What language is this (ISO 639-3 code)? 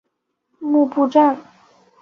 zho